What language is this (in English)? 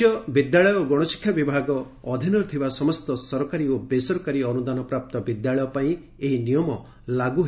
Odia